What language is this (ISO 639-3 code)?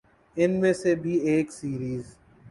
urd